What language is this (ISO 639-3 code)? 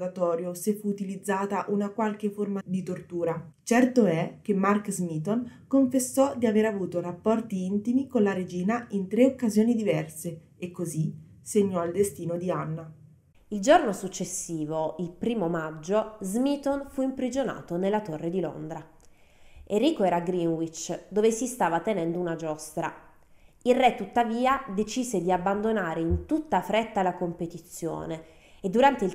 ita